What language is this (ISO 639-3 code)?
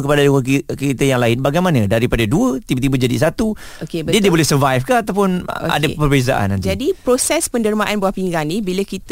msa